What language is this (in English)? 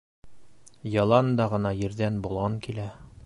Bashkir